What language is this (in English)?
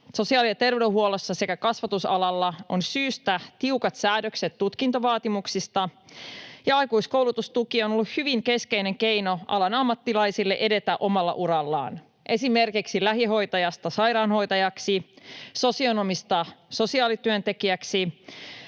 Finnish